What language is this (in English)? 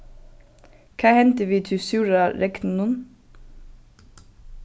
Faroese